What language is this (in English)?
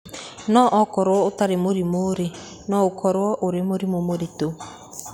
Kikuyu